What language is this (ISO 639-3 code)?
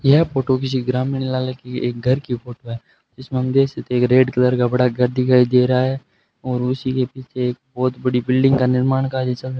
hin